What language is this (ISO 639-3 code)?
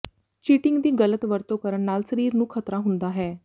pan